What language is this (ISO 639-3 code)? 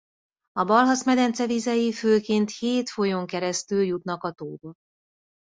hun